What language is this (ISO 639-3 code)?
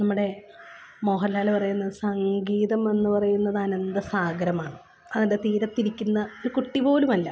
mal